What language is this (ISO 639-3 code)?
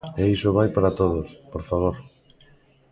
glg